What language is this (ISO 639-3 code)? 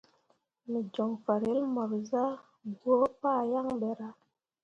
mua